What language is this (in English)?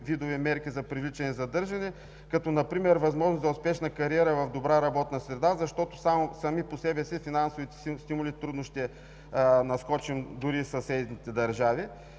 Bulgarian